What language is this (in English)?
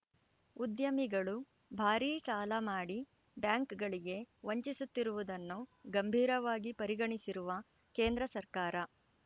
Kannada